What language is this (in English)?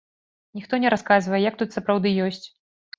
Belarusian